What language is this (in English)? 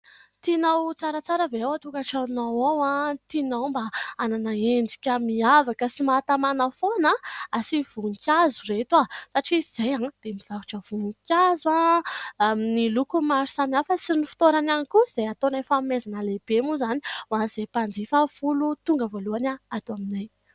Malagasy